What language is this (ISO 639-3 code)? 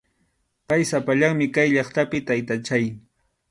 qxu